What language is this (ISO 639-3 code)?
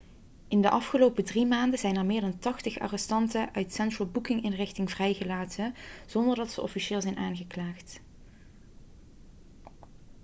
nld